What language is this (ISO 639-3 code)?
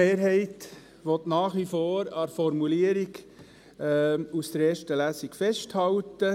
gsw